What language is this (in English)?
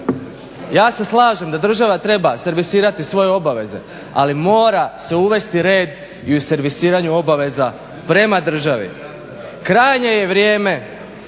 Croatian